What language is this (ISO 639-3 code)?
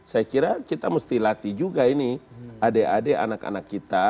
ind